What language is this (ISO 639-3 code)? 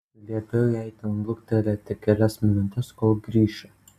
lit